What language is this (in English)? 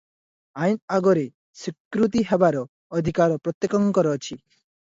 Odia